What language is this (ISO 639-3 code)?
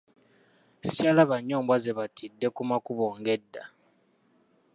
lug